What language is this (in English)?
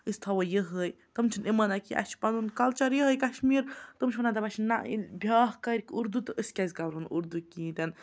Kashmiri